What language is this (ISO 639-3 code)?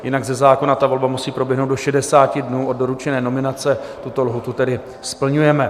ces